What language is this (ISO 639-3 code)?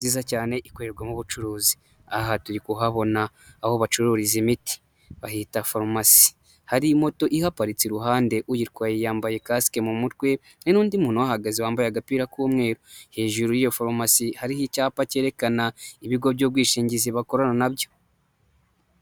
kin